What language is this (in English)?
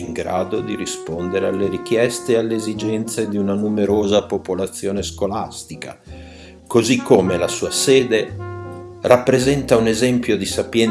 Italian